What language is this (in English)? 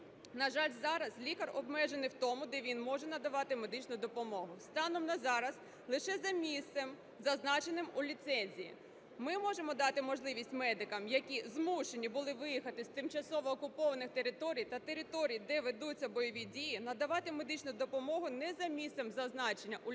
Ukrainian